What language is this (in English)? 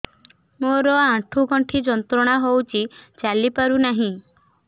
Odia